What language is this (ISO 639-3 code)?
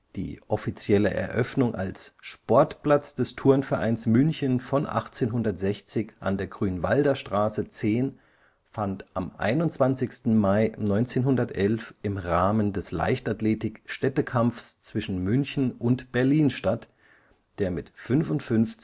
deu